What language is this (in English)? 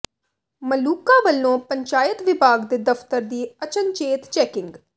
Punjabi